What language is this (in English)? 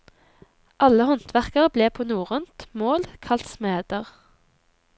Norwegian